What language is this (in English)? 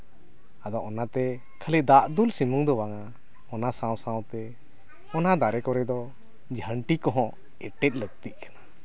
Santali